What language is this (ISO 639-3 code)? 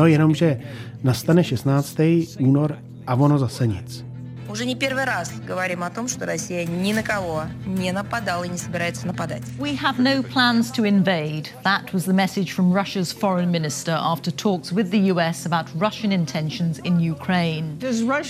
ces